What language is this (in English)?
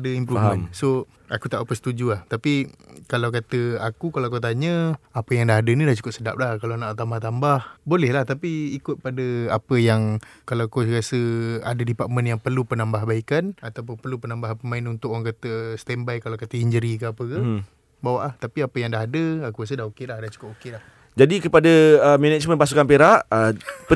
Malay